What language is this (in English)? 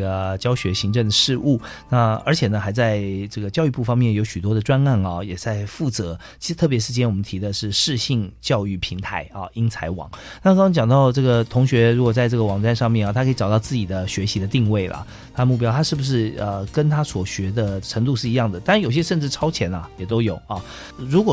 Chinese